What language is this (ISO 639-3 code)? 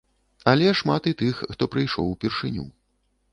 bel